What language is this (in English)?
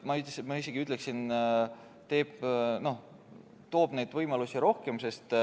Estonian